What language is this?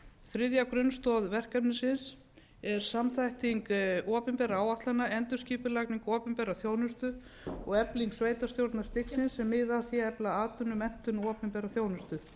Icelandic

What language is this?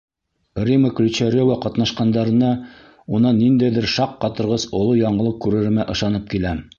Bashkir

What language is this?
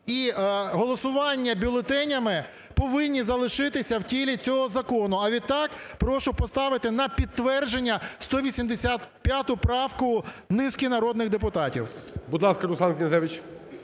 Ukrainian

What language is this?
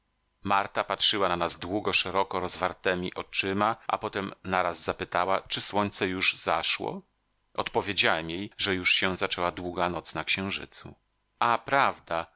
Polish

